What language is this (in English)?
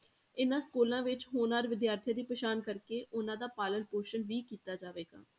Punjabi